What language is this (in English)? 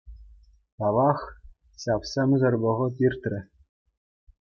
Chuvash